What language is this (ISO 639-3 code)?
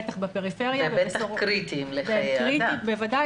heb